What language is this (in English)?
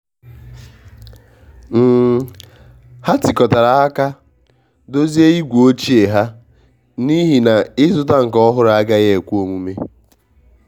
Igbo